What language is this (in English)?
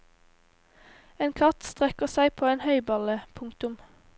Norwegian